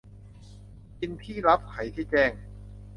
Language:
Thai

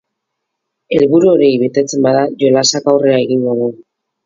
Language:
Basque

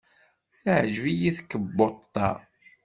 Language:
Kabyle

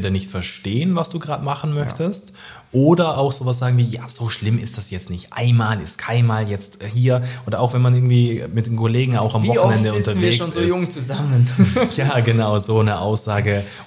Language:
German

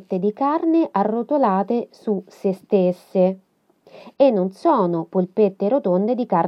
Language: Italian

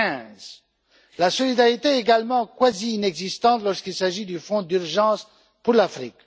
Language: French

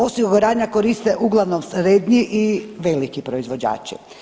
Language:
Croatian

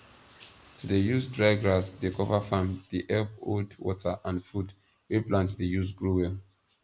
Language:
Nigerian Pidgin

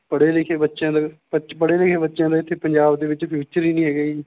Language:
Punjabi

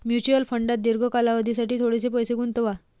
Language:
Marathi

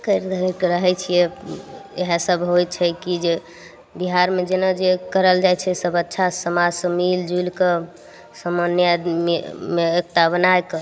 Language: Maithili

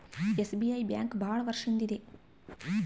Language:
Kannada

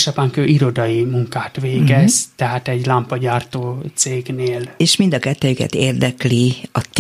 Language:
Hungarian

